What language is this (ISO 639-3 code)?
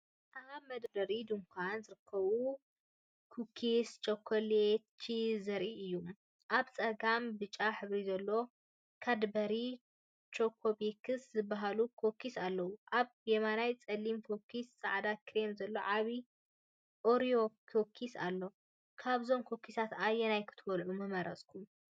tir